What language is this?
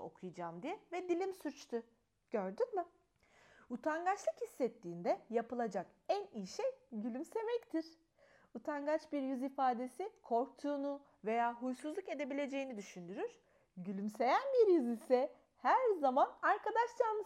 Turkish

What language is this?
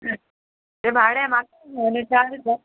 Konkani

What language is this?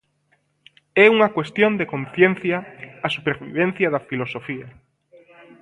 Galician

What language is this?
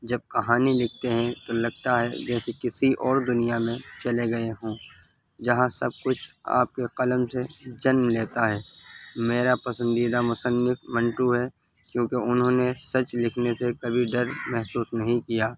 Urdu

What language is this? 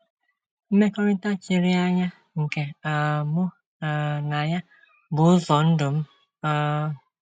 Igbo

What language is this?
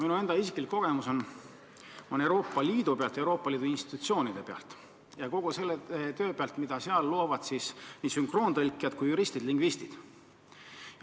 Estonian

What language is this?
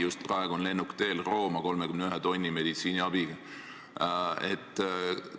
Estonian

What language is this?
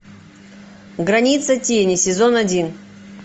Russian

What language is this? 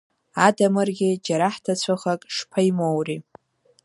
Abkhazian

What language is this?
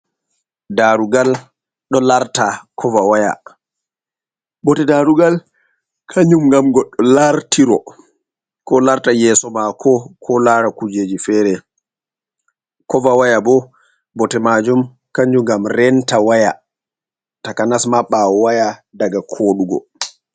Fula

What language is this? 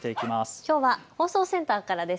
Japanese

